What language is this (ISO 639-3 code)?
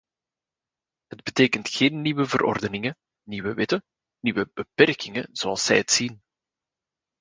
nld